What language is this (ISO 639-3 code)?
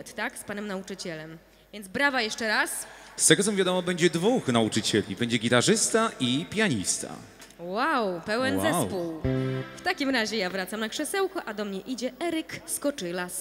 pol